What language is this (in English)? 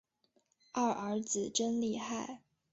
Chinese